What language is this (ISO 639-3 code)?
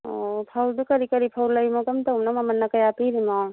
mni